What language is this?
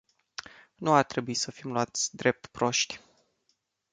Romanian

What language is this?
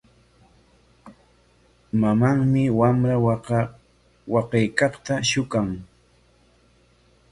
Corongo Ancash Quechua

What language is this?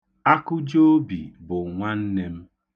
Igbo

